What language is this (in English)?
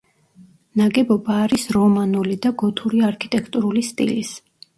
Georgian